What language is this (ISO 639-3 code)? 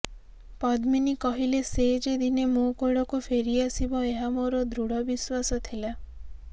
ori